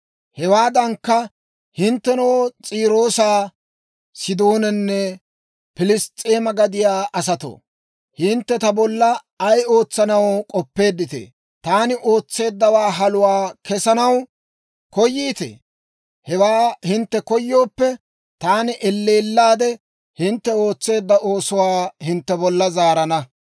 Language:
Dawro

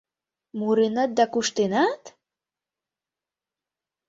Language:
Mari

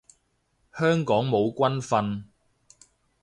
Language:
Cantonese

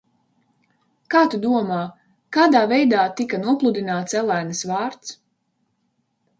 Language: Latvian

